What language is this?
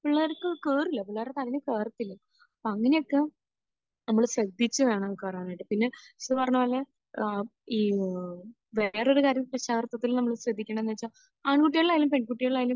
Malayalam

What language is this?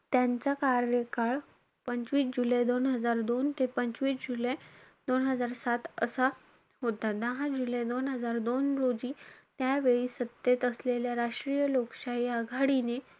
Marathi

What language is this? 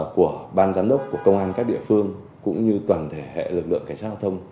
Vietnamese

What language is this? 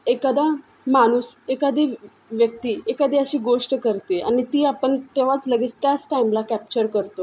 Marathi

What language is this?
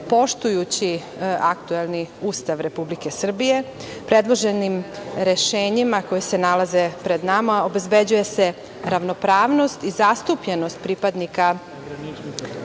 Serbian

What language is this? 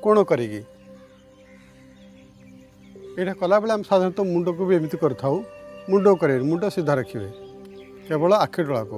Hindi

